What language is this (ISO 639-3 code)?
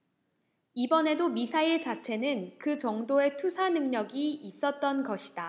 kor